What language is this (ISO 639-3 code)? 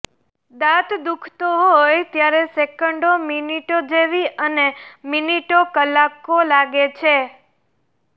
guj